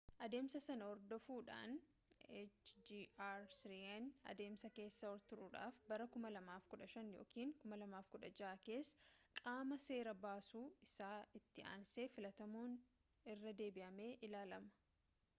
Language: Oromo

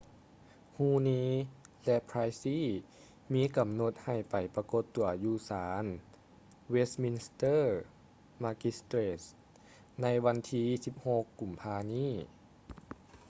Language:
Lao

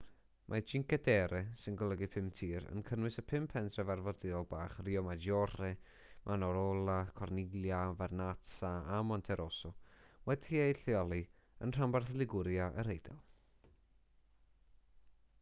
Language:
Welsh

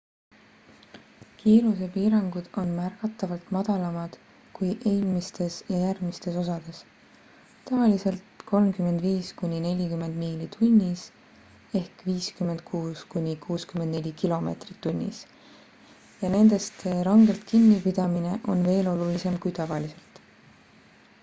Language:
Estonian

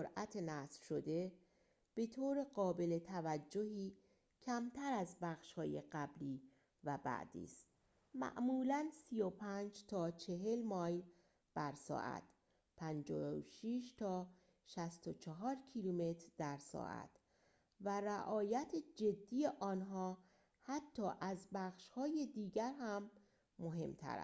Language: Persian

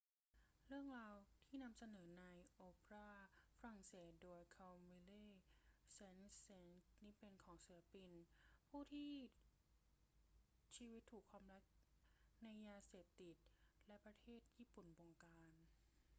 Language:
Thai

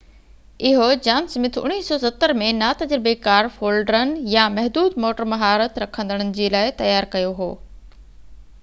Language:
Sindhi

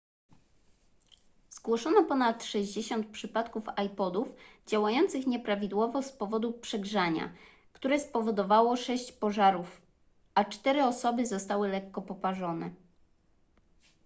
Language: Polish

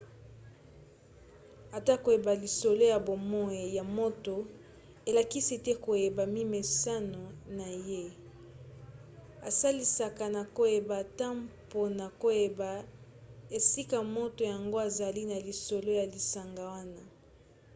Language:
Lingala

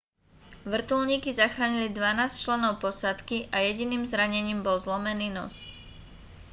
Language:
Slovak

